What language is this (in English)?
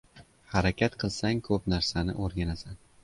Uzbek